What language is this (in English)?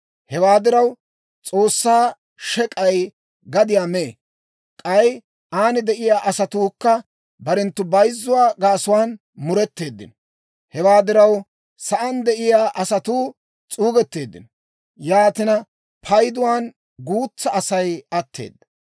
Dawro